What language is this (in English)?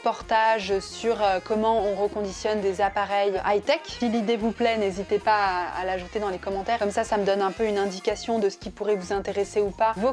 French